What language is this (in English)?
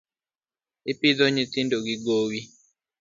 Luo (Kenya and Tanzania)